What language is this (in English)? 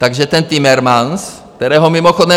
Czech